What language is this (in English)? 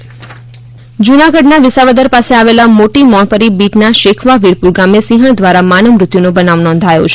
Gujarati